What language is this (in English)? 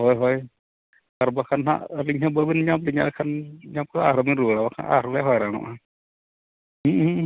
Santali